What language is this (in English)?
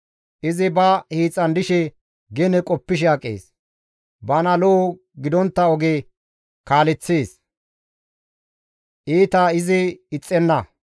Gamo